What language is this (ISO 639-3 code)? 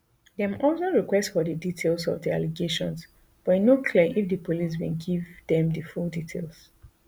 pcm